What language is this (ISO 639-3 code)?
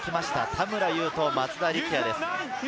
jpn